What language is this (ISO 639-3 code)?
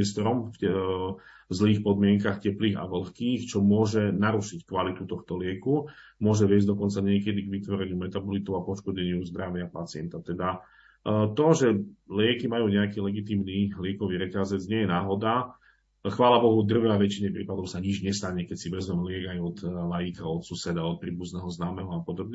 slk